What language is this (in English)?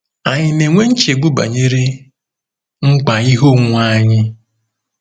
Igbo